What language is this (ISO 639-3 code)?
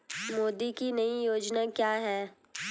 hin